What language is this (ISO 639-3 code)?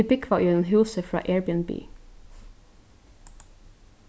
fao